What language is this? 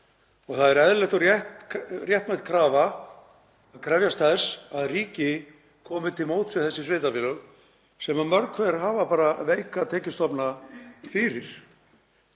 Icelandic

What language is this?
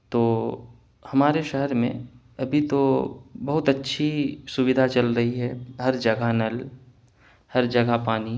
Urdu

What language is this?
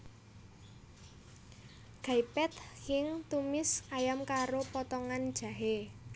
Javanese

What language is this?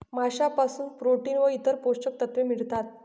Marathi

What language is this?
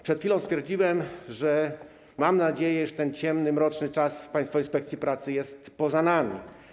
Polish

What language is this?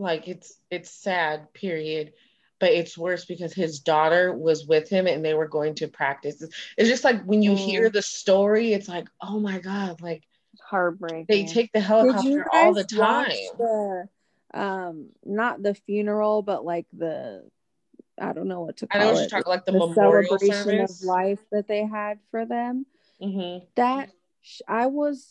English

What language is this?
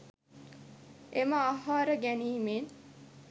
Sinhala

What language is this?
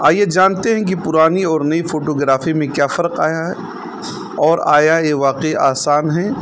Urdu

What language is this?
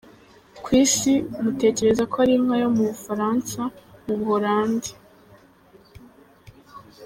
Kinyarwanda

